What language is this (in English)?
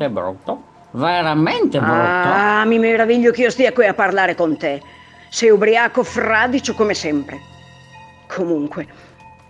Italian